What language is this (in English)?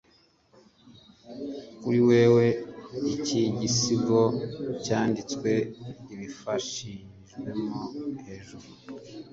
Kinyarwanda